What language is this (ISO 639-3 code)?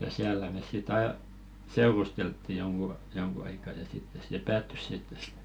fin